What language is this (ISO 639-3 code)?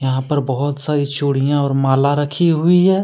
hin